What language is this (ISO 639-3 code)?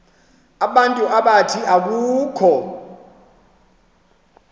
xho